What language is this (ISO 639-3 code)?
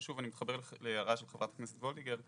heb